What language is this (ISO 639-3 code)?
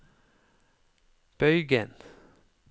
nor